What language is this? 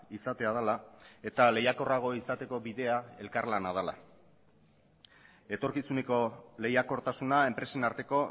Basque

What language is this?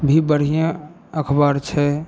Maithili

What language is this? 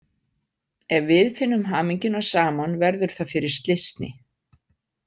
Icelandic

